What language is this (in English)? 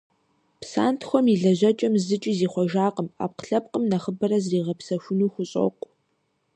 Kabardian